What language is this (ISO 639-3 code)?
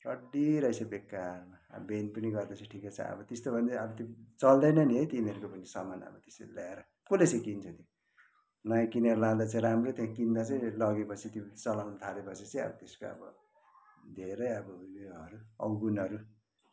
nep